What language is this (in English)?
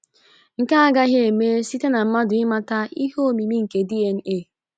Igbo